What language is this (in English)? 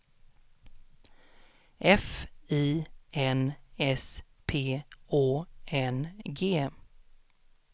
Swedish